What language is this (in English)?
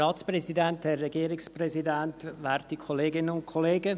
Swiss German